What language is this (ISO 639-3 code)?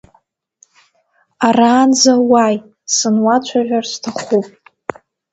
abk